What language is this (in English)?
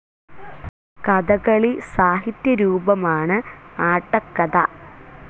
Malayalam